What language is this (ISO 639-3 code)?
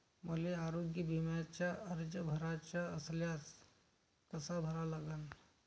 mar